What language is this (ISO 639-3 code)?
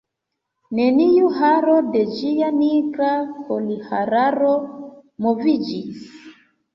epo